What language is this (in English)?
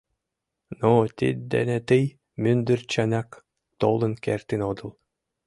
Mari